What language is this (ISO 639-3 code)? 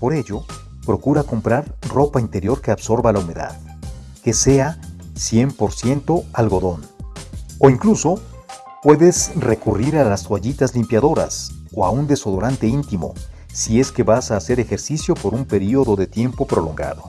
spa